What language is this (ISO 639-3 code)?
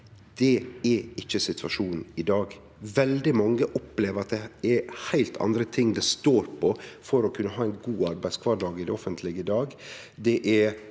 nor